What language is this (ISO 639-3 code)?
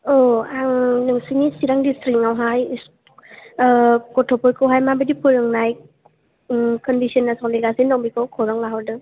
brx